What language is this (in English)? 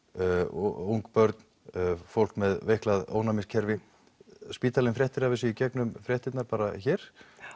Icelandic